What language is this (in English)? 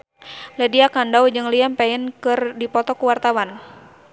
Sundanese